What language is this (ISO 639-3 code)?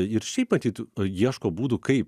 lit